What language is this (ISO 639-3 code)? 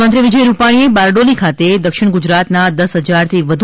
guj